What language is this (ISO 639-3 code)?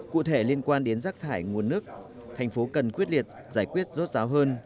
vie